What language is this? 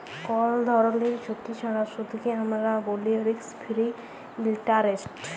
Bangla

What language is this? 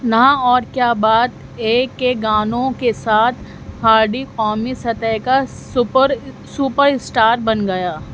Urdu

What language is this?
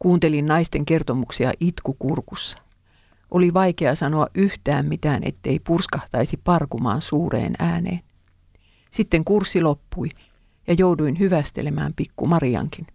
Finnish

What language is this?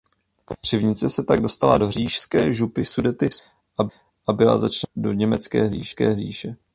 Czech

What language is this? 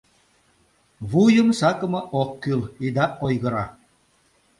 Mari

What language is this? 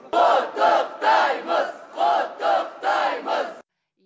Kazakh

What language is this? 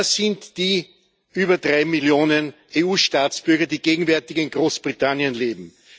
German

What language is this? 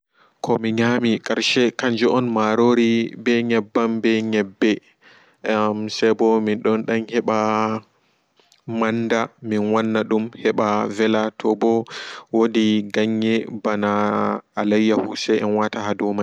Fula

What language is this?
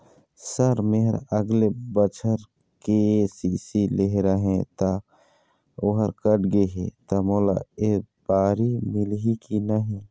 Chhattisgarhi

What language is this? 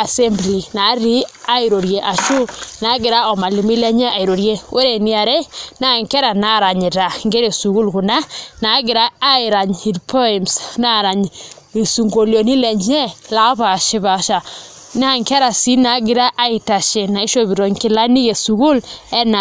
Masai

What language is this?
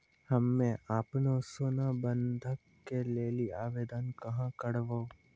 Maithili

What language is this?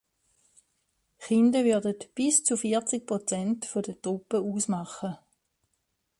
German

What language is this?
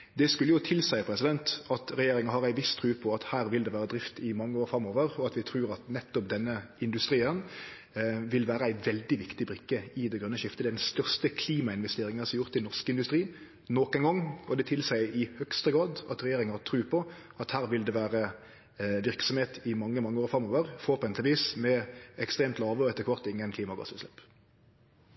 Norwegian Nynorsk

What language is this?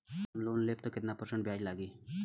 Bhojpuri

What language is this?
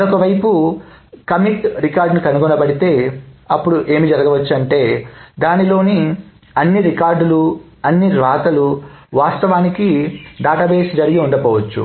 Telugu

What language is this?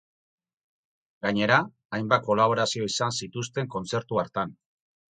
Basque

